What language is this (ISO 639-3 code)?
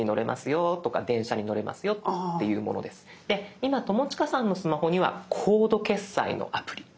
jpn